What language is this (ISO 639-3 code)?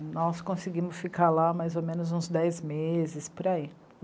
por